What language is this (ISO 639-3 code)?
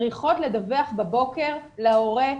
heb